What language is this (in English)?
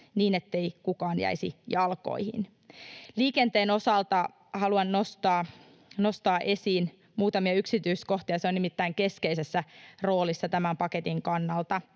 Finnish